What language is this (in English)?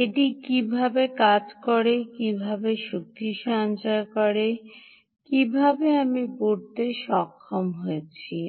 Bangla